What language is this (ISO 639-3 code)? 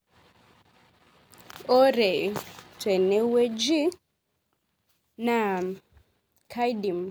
mas